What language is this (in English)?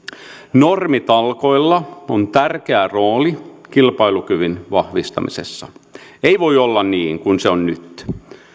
Finnish